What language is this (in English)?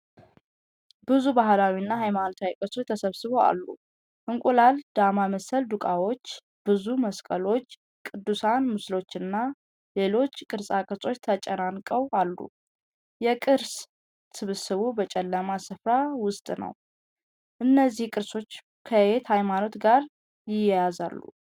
Amharic